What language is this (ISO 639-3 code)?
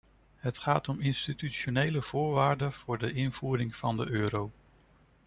nld